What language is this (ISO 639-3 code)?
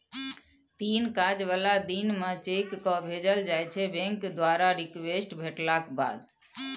mai